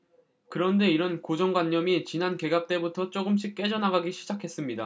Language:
Korean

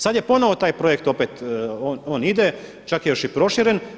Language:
Croatian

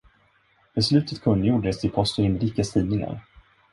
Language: Swedish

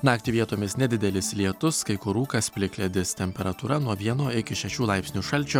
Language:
Lithuanian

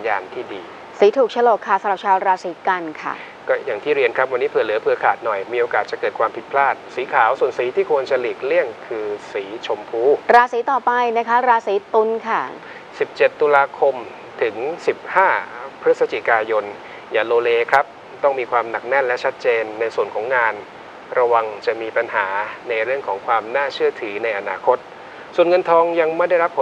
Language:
Thai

